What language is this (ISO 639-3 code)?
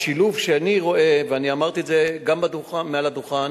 heb